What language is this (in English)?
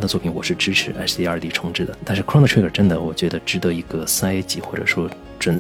Chinese